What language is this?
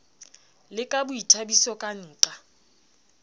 Southern Sotho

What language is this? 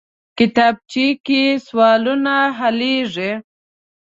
Pashto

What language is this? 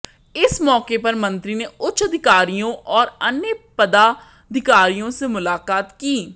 Hindi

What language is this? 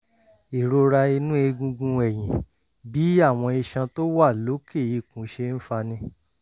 Yoruba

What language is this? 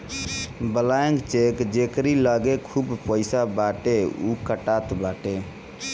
Bhojpuri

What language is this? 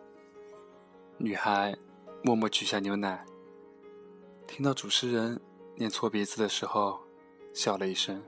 Chinese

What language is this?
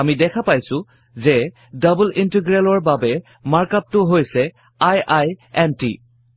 Assamese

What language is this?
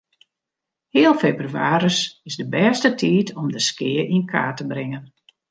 Western Frisian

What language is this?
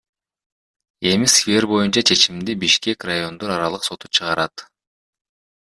Kyrgyz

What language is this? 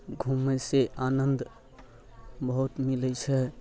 Maithili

